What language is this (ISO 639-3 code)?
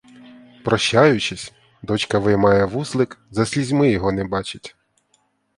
ukr